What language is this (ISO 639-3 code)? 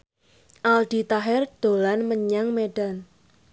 jav